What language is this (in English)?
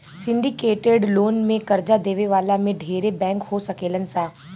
Bhojpuri